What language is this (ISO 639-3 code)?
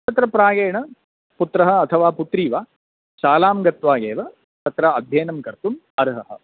san